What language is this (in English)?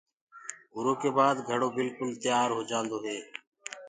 Gurgula